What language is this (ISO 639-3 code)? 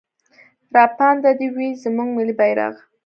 pus